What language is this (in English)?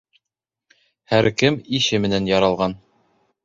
Bashkir